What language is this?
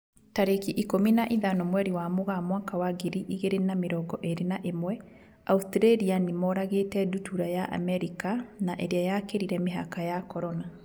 Kikuyu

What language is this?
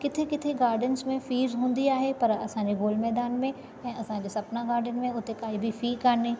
Sindhi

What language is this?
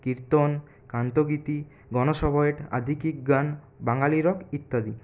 Bangla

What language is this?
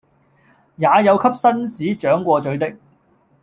Cantonese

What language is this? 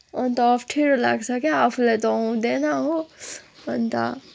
Nepali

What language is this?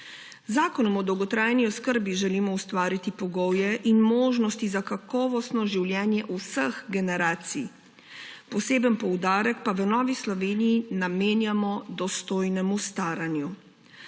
Slovenian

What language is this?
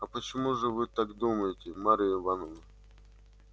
Russian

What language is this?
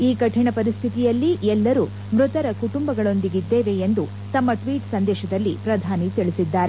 Kannada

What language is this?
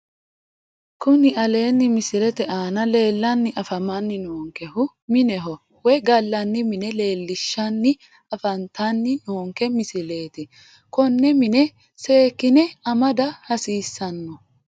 Sidamo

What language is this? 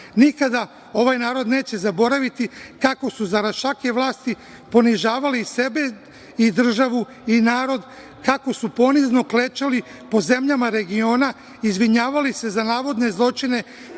Serbian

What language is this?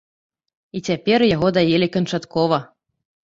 Belarusian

